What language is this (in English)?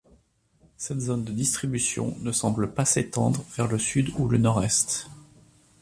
French